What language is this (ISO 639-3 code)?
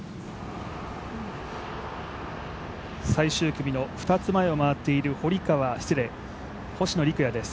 jpn